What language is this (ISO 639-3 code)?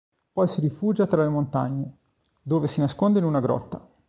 ita